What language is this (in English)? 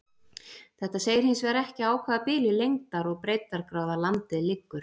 Icelandic